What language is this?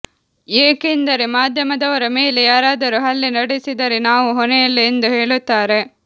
Kannada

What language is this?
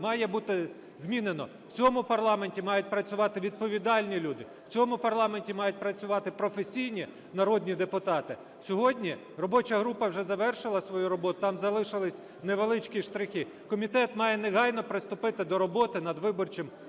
Ukrainian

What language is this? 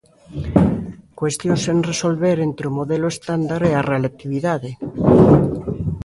Galician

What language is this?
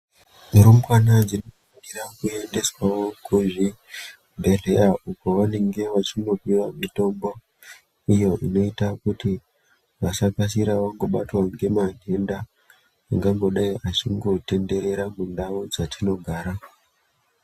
Ndau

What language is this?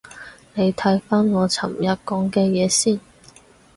Cantonese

